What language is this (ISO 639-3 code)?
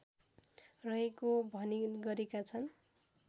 nep